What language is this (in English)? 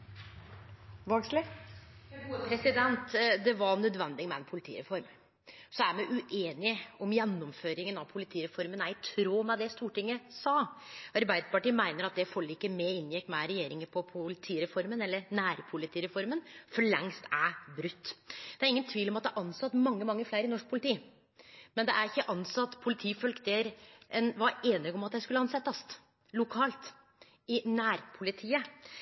Norwegian Nynorsk